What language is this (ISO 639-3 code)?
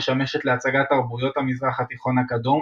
heb